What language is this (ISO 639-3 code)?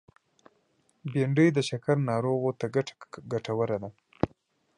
pus